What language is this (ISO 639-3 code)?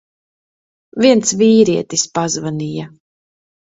lav